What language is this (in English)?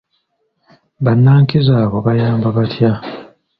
Ganda